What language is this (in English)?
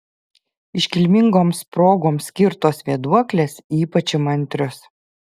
Lithuanian